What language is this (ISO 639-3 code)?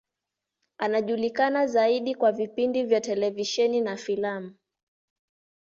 swa